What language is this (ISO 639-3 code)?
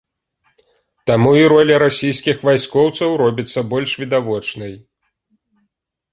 bel